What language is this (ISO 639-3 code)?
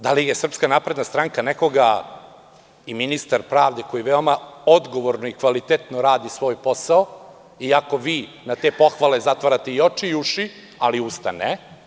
srp